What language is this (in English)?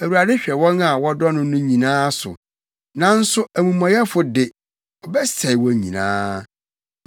Akan